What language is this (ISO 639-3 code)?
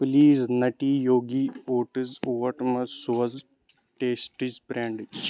kas